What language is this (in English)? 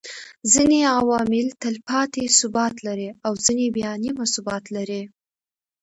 Pashto